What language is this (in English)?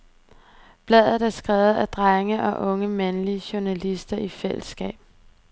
Danish